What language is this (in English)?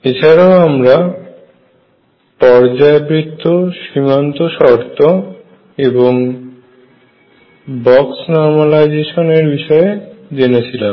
Bangla